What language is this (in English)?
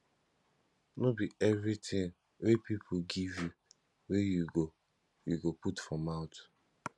Nigerian Pidgin